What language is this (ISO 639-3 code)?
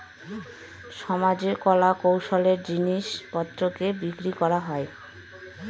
ben